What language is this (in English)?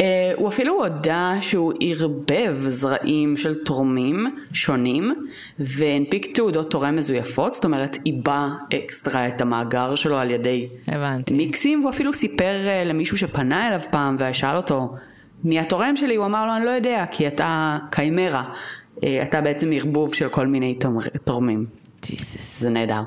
Hebrew